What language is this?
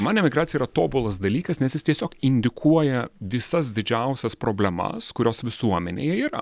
Lithuanian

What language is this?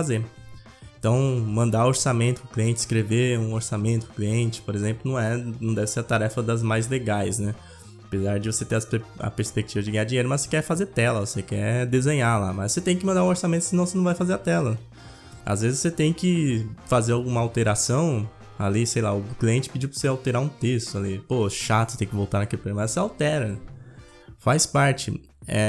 Portuguese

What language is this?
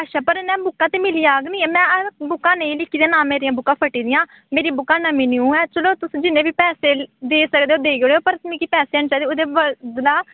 Dogri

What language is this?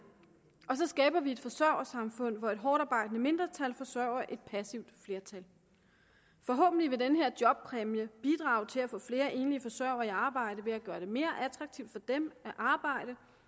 Danish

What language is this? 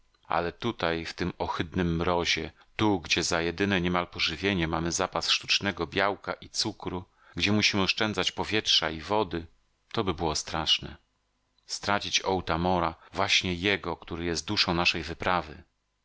Polish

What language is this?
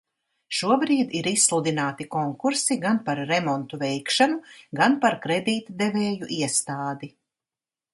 Latvian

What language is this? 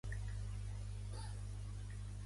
Catalan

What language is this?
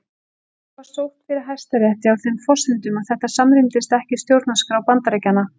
Icelandic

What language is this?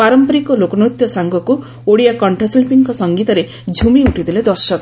Odia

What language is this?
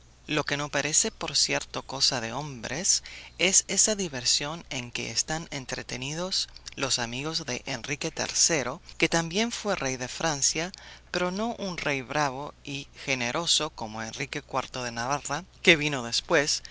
Spanish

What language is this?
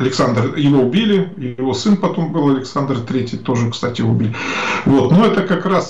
Russian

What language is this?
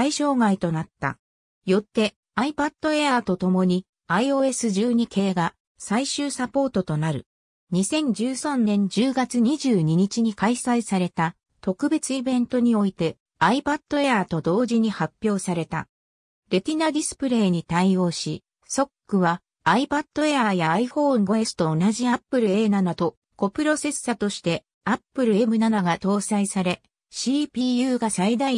Japanese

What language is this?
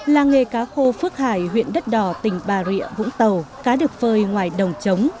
Vietnamese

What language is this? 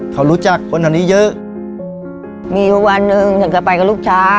Thai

